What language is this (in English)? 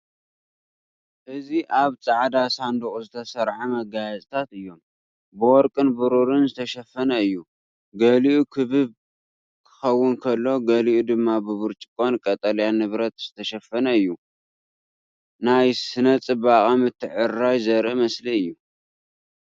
Tigrinya